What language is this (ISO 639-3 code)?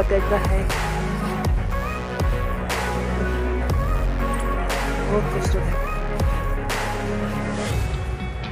hin